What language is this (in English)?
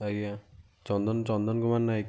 Odia